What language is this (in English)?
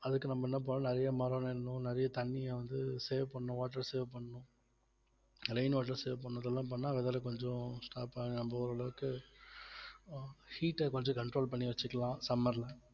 Tamil